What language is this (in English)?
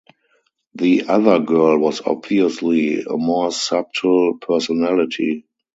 English